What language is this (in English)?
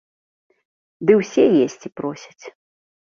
Belarusian